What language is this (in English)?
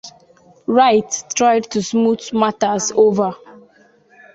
English